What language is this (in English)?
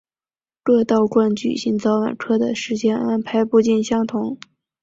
Chinese